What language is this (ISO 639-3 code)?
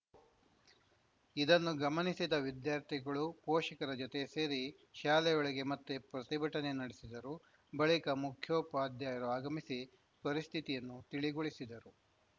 kan